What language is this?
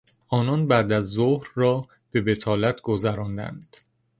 Persian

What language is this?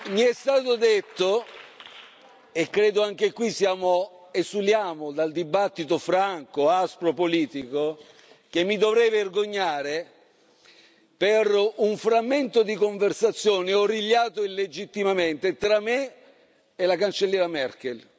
Italian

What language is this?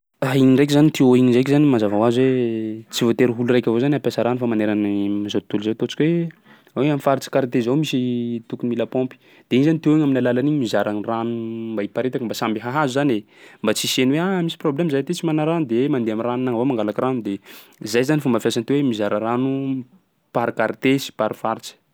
Sakalava Malagasy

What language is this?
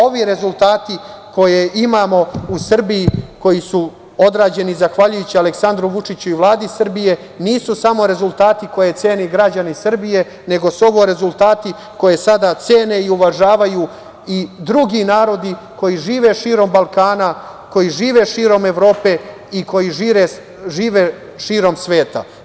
Serbian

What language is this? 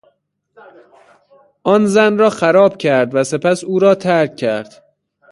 Persian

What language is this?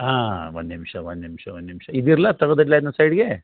Kannada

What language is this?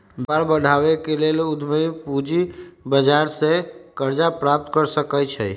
Magahi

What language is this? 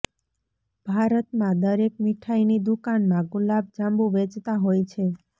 Gujarati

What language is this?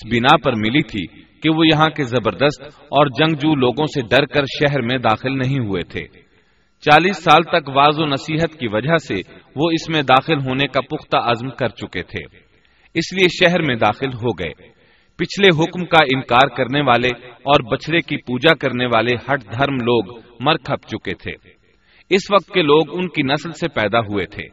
Urdu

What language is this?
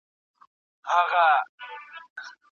Pashto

